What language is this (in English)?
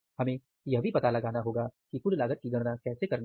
Hindi